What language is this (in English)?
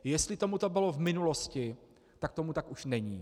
Czech